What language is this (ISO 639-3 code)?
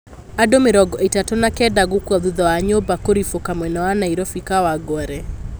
kik